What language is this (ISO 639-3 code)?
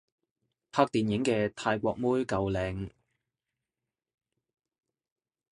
yue